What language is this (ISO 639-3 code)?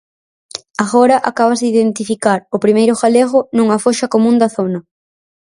glg